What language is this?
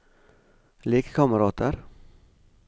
Norwegian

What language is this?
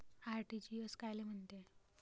Marathi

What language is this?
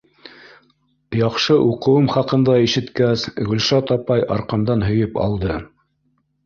Bashkir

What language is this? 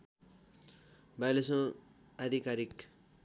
Nepali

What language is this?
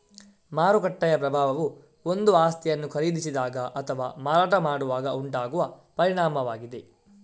Kannada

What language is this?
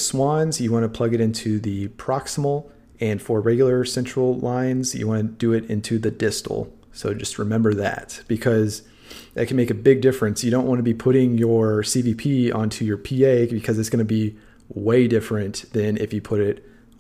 English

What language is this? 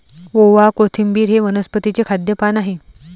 Marathi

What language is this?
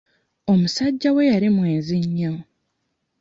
Ganda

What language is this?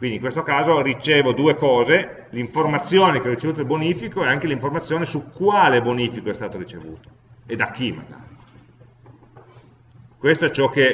Italian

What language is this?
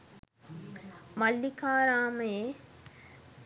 Sinhala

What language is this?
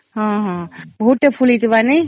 Odia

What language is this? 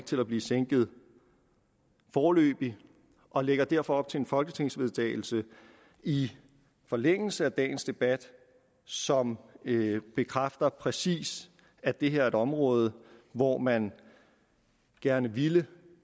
Danish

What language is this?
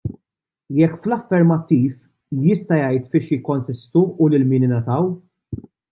Maltese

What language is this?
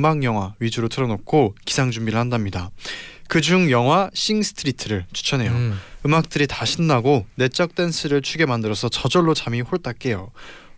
Korean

